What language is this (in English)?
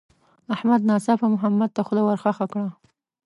Pashto